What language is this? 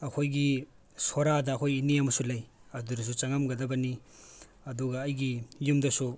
Manipuri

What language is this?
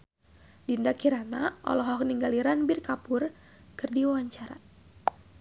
Sundanese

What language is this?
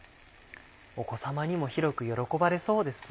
Japanese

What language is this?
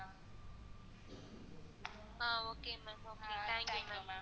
Tamil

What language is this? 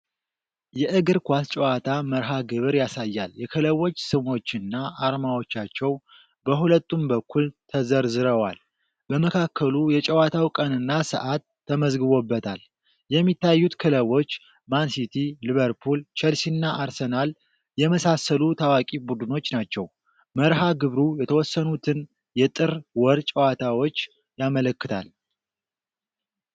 Amharic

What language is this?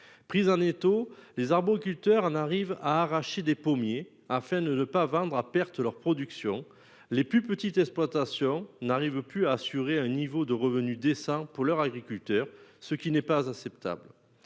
French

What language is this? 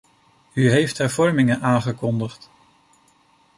Dutch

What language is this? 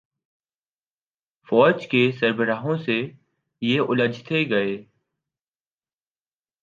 Urdu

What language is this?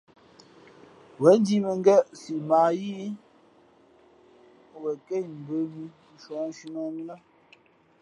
Fe'fe'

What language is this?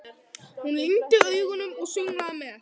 Icelandic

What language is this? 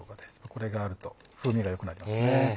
Japanese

